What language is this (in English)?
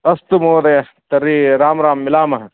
Sanskrit